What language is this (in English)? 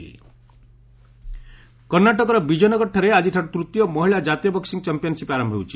Odia